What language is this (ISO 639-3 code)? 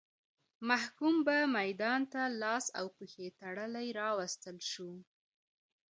pus